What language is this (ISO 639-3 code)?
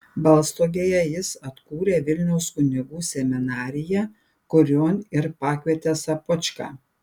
lit